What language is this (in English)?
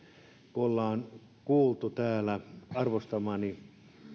Finnish